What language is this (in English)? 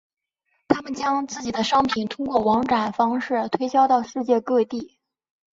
Chinese